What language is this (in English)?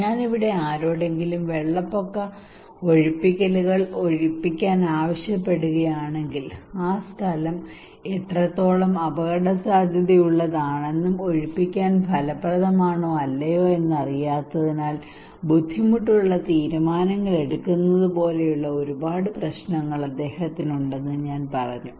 Malayalam